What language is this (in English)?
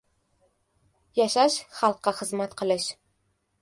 Uzbek